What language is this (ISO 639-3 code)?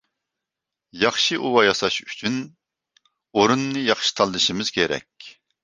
uig